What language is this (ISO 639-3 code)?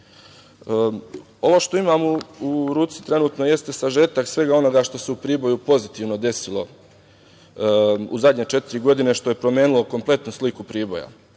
srp